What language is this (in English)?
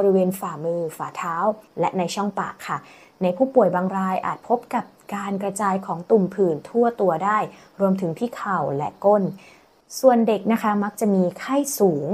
Thai